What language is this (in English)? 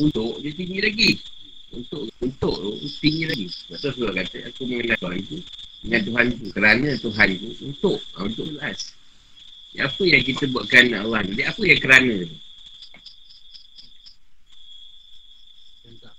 Malay